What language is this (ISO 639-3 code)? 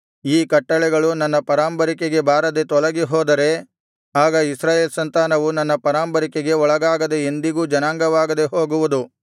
kan